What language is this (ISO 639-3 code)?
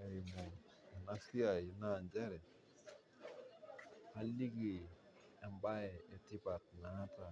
mas